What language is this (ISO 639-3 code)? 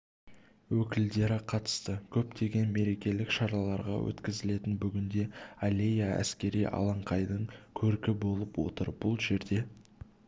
kaz